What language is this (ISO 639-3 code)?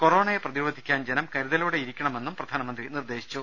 mal